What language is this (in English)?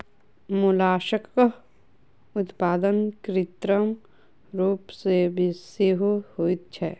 Maithili